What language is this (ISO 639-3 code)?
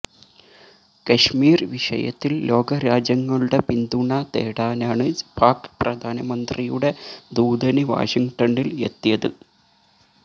mal